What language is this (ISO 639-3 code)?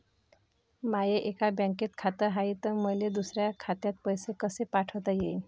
mar